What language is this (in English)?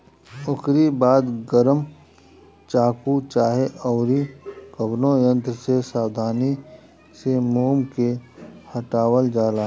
Bhojpuri